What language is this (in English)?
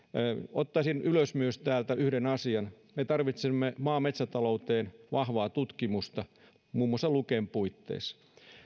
Finnish